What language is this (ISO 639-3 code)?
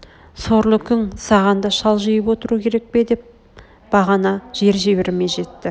kaz